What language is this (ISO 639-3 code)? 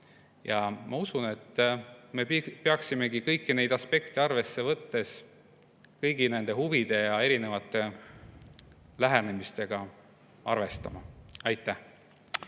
est